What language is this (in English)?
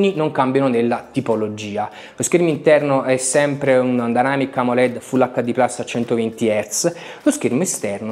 Italian